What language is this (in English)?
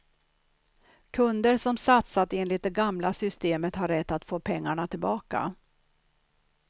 Swedish